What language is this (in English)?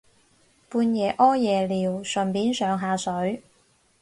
Cantonese